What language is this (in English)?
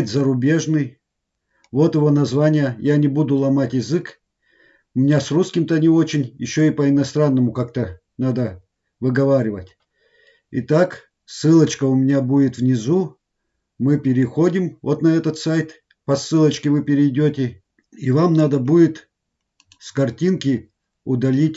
Russian